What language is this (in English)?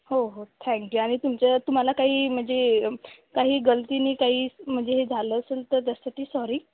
Marathi